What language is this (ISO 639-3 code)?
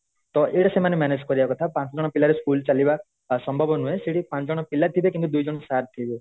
ori